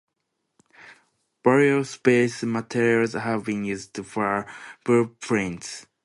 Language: English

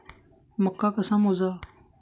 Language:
Marathi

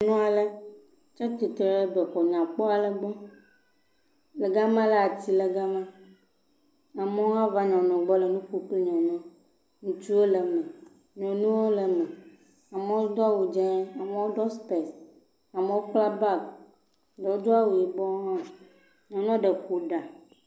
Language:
Ewe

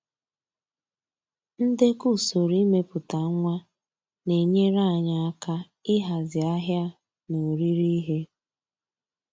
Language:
Igbo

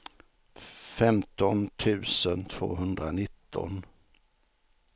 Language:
Swedish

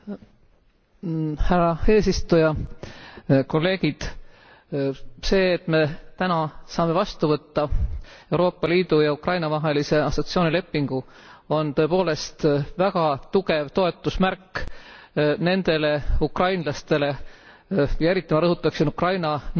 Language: Estonian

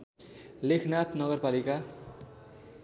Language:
Nepali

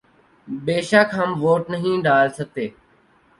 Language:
Urdu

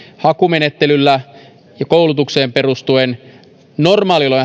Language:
Finnish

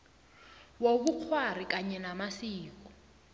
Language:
South Ndebele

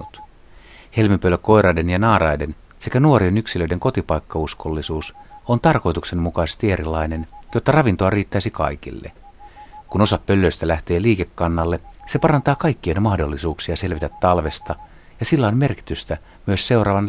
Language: Finnish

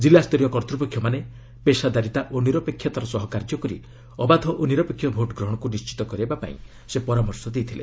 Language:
Odia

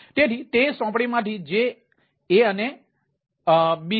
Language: Gujarati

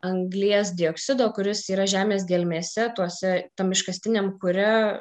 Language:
Lithuanian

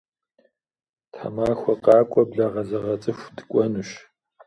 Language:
Kabardian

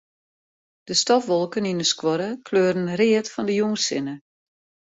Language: Western Frisian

